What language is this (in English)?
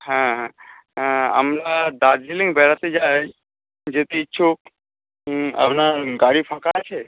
Bangla